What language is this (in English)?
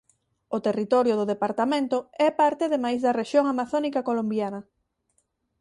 Galician